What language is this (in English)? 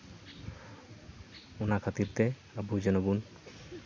Santali